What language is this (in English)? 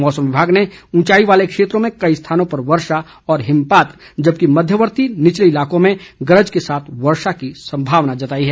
Hindi